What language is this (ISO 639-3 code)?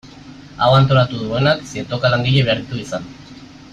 eus